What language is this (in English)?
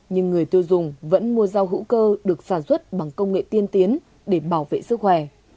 Vietnamese